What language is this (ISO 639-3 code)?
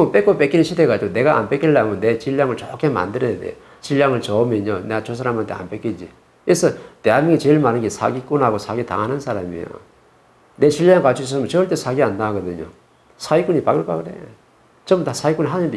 kor